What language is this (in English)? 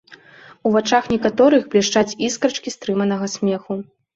Belarusian